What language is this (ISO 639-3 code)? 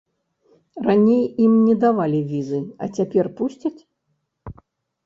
bel